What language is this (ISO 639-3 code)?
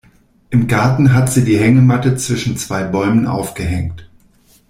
deu